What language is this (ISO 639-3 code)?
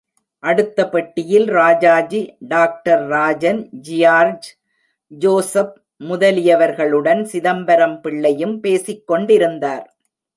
tam